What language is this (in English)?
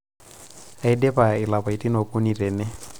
Masai